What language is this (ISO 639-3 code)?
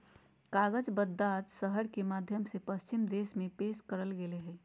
mag